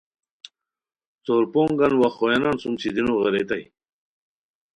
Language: Khowar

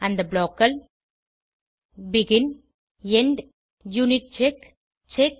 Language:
Tamil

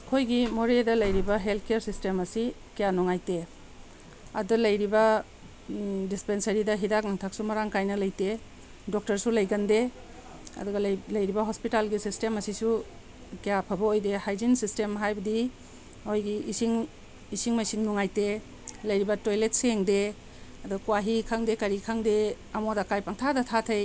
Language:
Manipuri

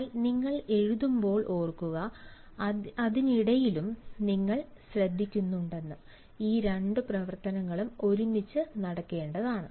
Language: Malayalam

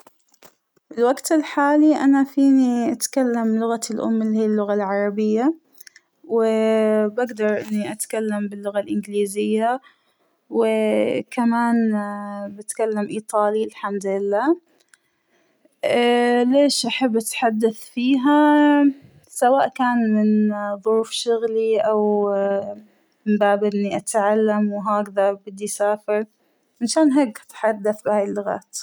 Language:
Hijazi Arabic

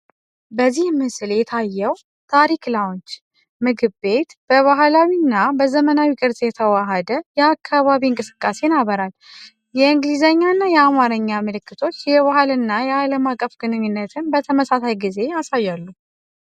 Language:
Amharic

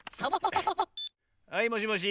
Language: Japanese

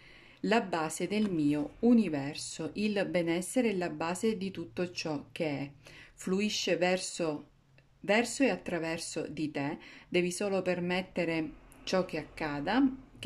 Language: Italian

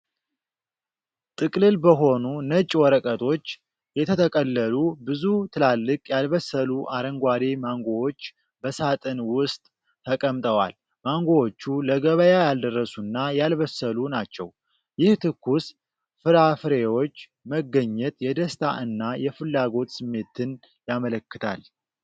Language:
Amharic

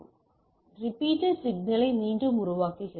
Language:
Tamil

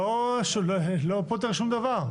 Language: Hebrew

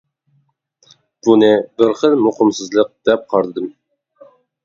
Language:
Uyghur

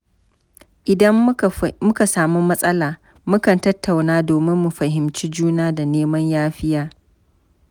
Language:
Hausa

